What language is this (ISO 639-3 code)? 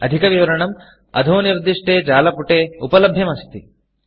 san